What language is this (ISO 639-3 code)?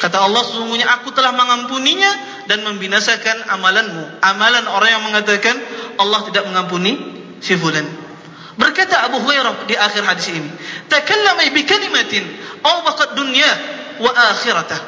msa